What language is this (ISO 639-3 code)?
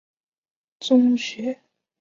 zho